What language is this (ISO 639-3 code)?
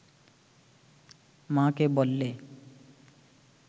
ben